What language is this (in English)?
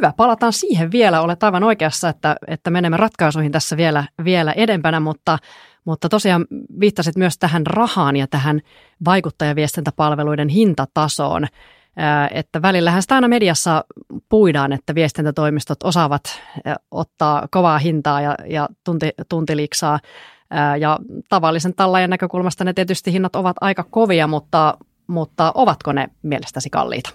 Finnish